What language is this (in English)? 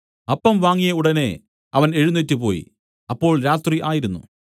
Malayalam